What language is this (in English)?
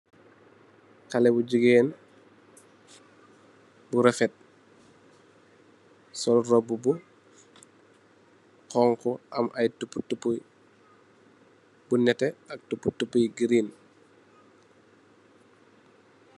Wolof